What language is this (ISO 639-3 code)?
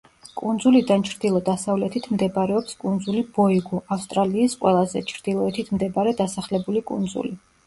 kat